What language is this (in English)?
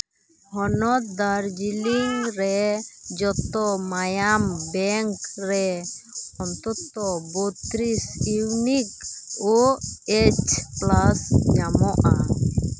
Santali